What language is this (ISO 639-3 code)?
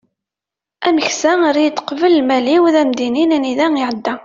kab